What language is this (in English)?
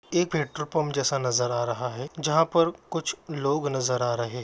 Magahi